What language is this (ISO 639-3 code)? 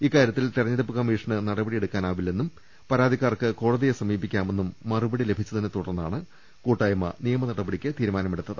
mal